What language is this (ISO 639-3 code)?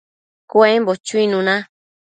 mcf